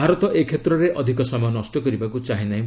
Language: Odia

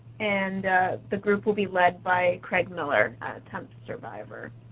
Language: English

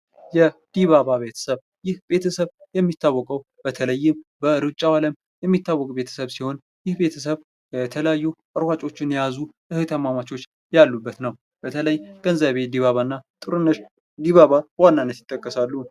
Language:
Amharic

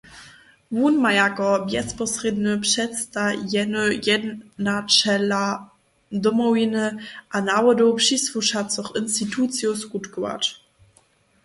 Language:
Upper Sorbian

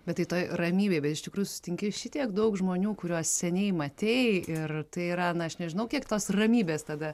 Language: Lithuanian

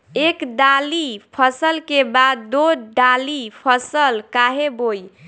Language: Bhojpuri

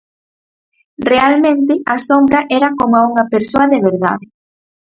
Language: Galician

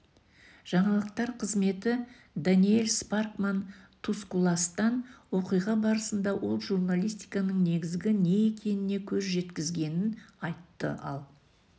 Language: Kazakh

